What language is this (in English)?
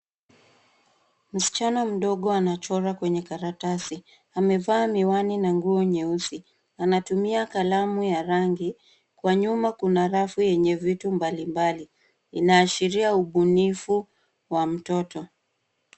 Swahili